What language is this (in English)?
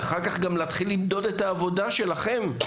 Hebrew